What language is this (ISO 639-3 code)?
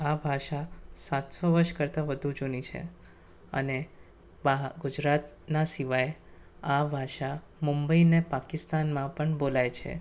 guj